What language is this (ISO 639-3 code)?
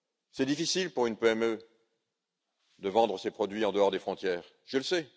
fra